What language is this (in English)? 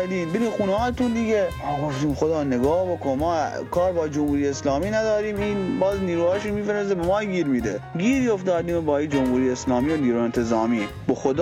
Persian